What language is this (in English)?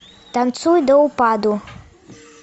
Russian